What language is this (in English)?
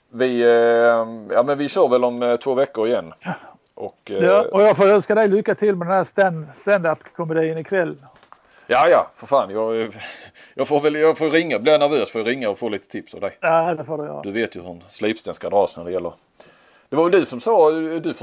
Swedish